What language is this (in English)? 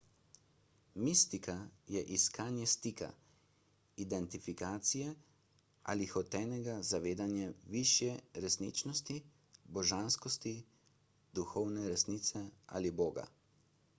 Slovenian